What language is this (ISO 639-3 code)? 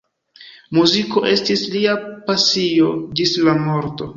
epo